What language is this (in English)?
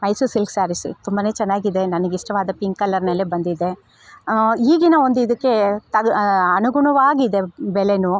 Kannada